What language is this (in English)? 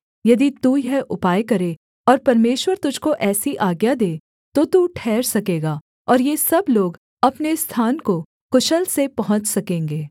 Hindi